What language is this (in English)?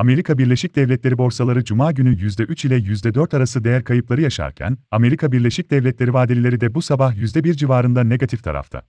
Turkish